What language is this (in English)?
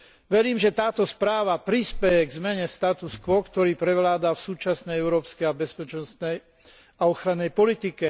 Slovak